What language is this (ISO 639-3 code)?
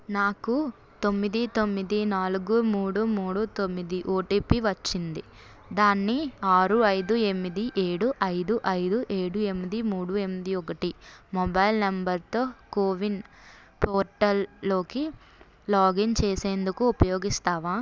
tel